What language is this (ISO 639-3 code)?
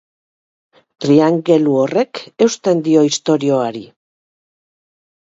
eus